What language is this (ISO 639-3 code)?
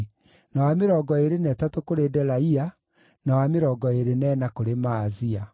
kik